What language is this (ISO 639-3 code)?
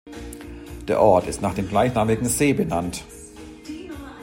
deu